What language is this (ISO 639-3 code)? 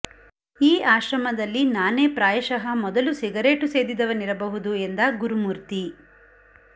kan